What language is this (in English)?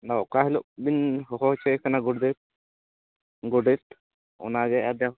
Santali